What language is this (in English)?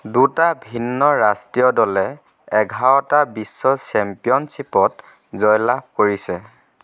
Assamese